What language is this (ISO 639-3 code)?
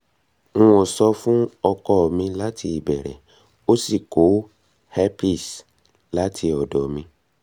yor